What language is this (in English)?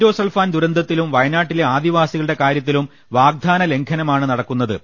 Malayalam